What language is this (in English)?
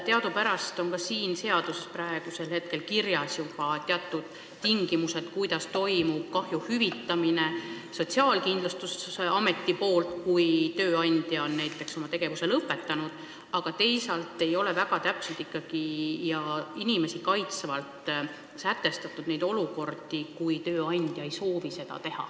Estonian